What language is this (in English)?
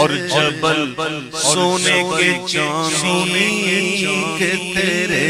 Hindi